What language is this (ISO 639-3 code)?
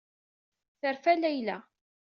kab